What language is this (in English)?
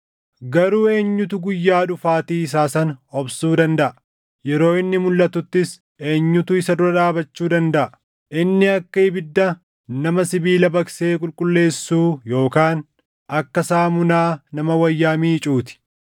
Oromo